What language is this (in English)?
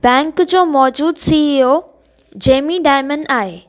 Sindhi